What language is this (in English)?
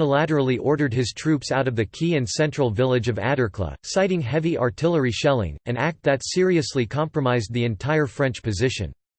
English